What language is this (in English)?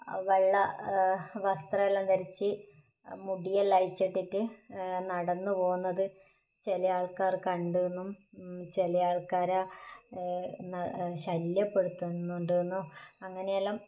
Malayalam